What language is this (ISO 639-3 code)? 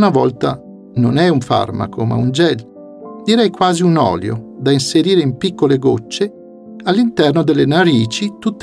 ita